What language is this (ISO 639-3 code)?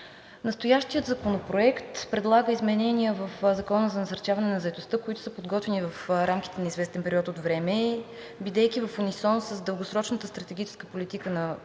bul